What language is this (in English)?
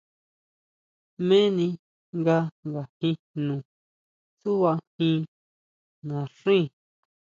Huautla Mazatec